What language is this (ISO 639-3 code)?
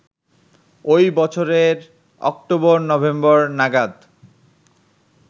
ben